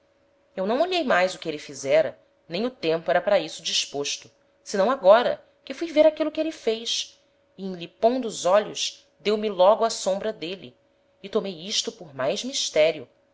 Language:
Portuguese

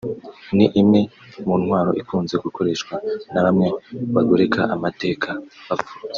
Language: Kinyarwanda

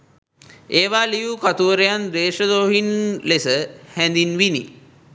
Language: Sinhala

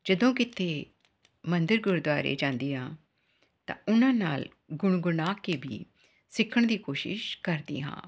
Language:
Punjabi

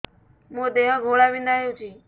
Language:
Odia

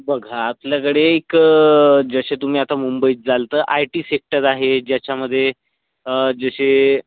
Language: Marathi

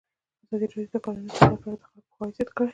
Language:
Pashto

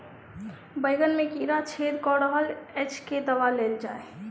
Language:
Maithili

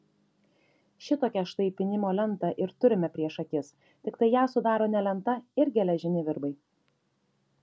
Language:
Lithuanian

